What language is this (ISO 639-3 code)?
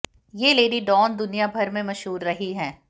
hin